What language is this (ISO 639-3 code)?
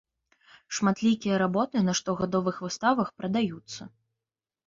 bel